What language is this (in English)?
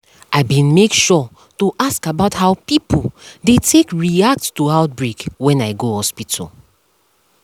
Nigerian Pidgin